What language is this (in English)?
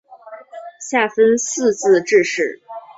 Chinese